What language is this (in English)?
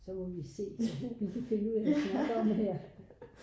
Danish